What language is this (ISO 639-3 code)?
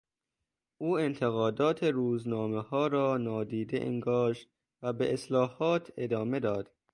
fas